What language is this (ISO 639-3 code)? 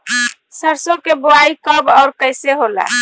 bho